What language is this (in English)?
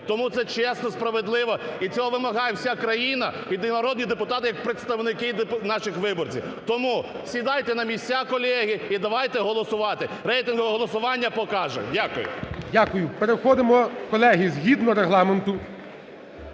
Ukrainian